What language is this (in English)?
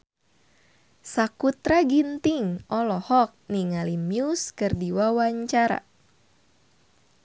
Sundanese